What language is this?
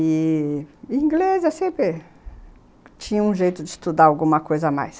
Portuguese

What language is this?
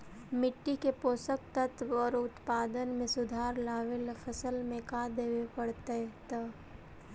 Magahi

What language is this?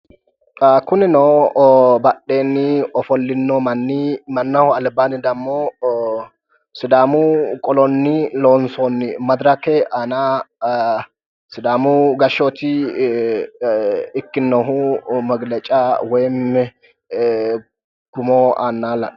Sidamo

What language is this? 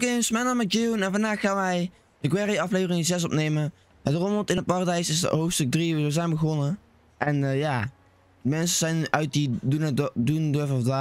Dutch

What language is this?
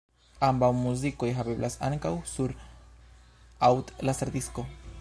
Esperanto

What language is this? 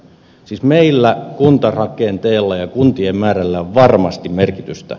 Finnish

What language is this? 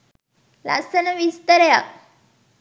Sinhala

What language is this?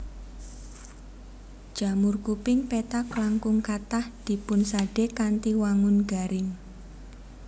Javanese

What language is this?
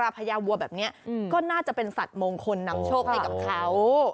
Thai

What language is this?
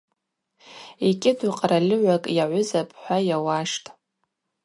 Abaza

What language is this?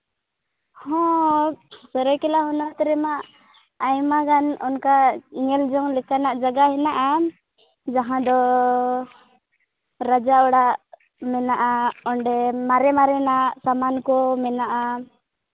Santali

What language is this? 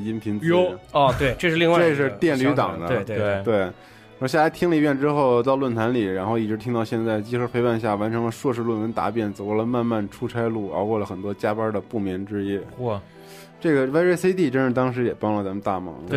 Chinese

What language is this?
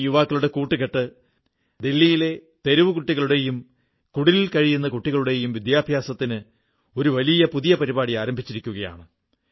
Malayalam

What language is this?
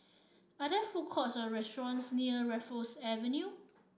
English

